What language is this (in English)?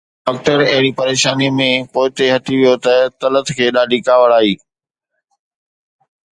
Sindhi